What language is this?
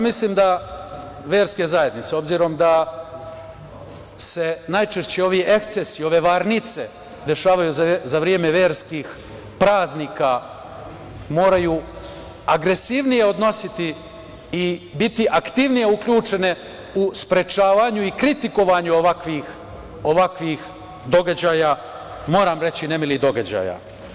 Serbian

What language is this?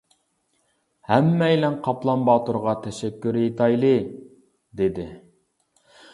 Uyghur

